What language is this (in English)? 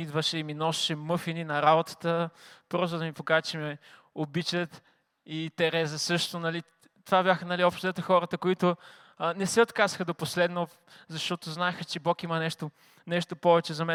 Bulgarian